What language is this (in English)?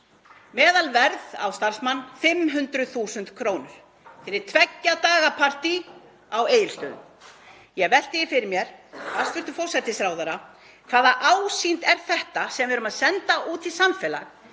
Icelandic